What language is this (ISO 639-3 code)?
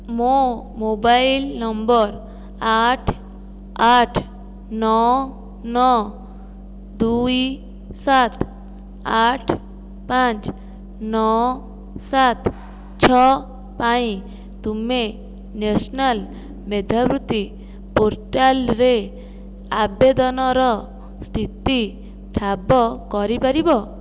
ori